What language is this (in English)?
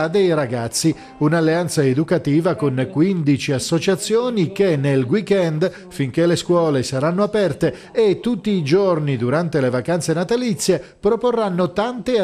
Italian